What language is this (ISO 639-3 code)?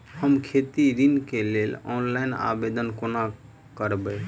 mai